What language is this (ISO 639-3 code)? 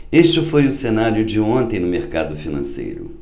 por